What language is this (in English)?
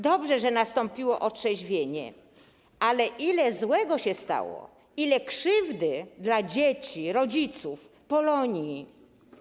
Polish